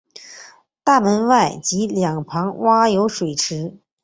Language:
Chinese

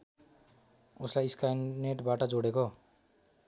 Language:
Nepali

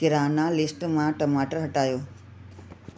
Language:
Sindhi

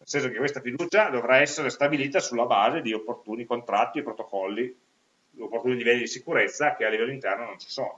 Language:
Italian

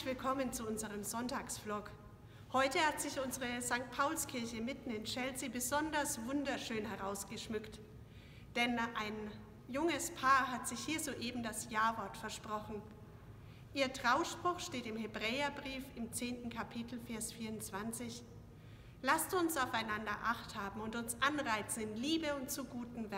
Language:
German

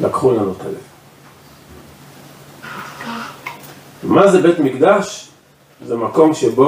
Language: Hebrew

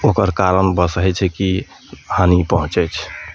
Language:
Maithili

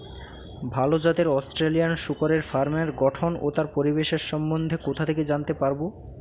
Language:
Bangla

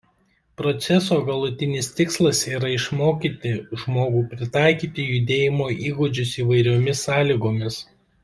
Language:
Lithuanian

